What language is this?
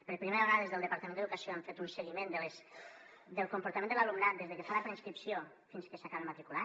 Catalan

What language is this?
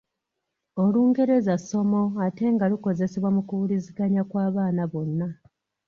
Ganda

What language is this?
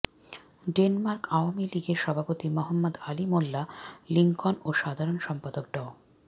Bangla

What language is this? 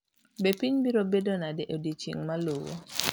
Luo (Kenya and Tanzania)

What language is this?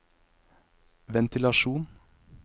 Norwegian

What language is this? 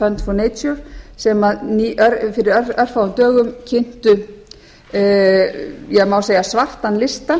Icelandic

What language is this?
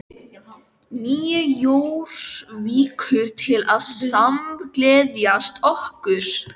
Icelandic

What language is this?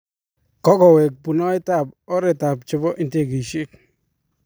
Kalenjin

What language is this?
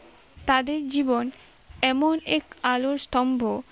Bangla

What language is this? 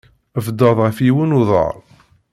Kabyle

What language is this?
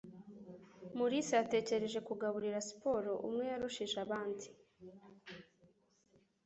Kinyarwanda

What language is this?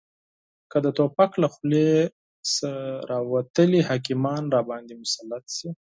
Pashto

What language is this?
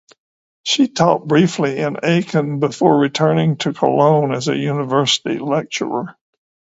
English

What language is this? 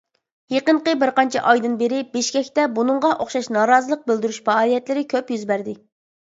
Uyghur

